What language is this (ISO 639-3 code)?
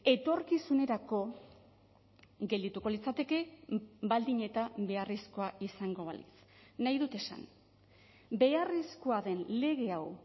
eus